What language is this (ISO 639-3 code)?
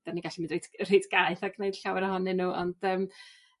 cym